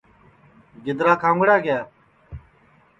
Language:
Sansi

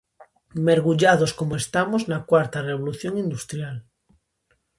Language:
Galician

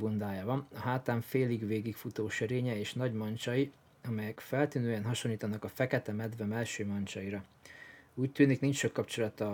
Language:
Hungarian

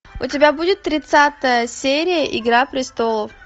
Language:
Russian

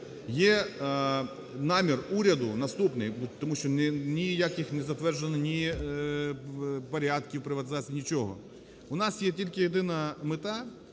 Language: Ukrainian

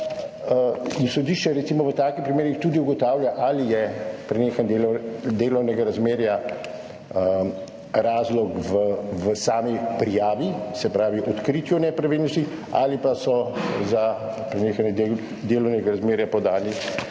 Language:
Slovenian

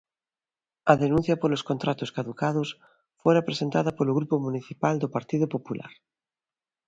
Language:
Galician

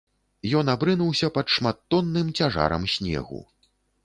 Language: Belarusian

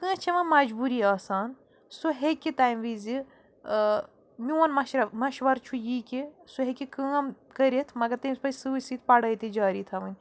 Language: Kashmiri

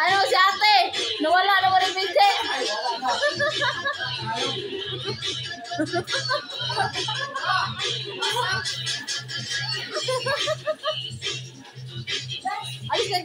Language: Indonesian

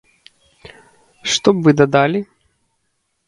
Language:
Belarusian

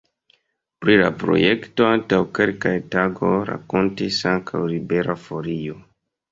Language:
Esperanto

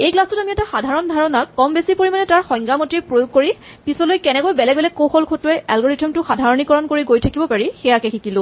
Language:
Assamese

